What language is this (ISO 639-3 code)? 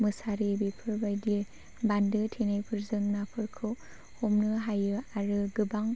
brx